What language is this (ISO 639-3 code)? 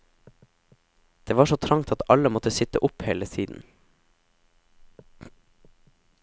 nor